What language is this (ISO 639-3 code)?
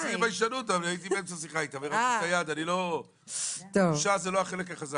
heb